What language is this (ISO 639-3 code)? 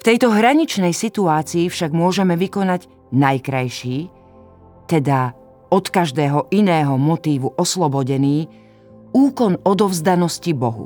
slk